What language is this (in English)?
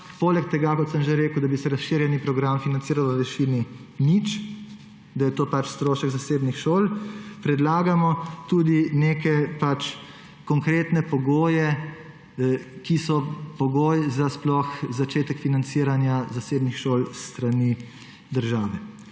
Slovenian